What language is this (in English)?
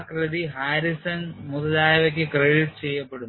Malayalam